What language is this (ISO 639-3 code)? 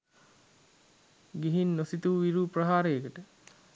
sin